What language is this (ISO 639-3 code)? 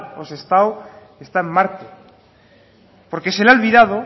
spa